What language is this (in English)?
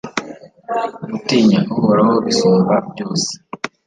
Kinyarwanda